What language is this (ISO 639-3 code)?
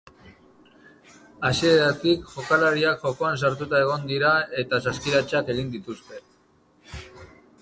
eus